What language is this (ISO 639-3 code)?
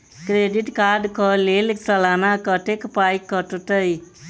mai